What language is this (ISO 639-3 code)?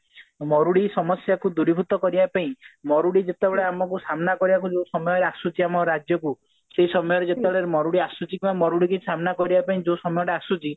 ori